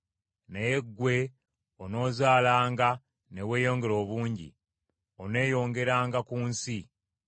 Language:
Ganda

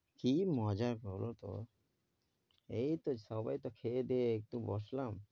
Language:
Bangla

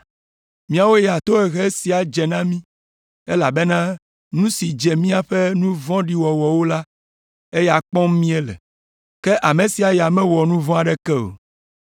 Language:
Ewe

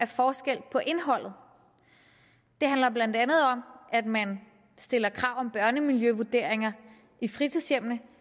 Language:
Danish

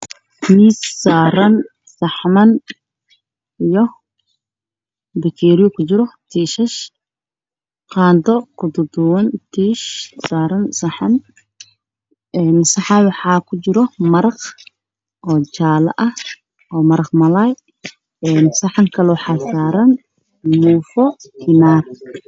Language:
Somali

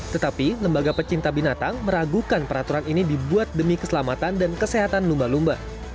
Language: Indonesian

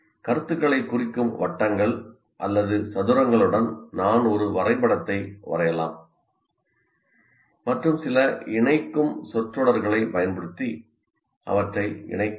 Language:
Tamil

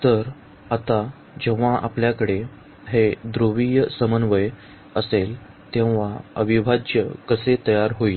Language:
Marathi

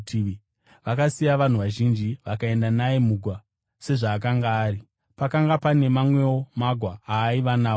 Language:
Shona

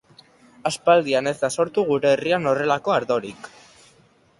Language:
Basque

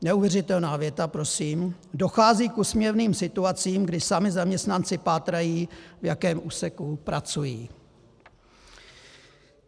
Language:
Czech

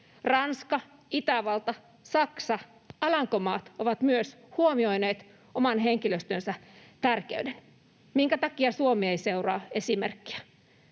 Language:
Finnish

